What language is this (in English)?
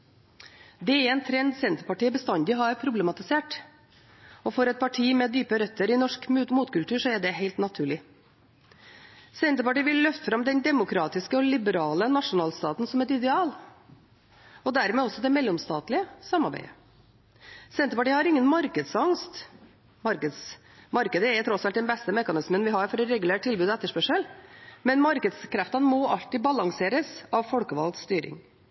Norwegian Bokmål